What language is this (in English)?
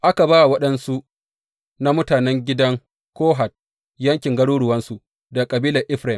Hausa